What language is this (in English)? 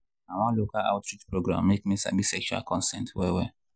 Nigerian Pidgin